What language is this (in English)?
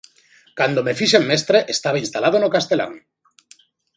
Galician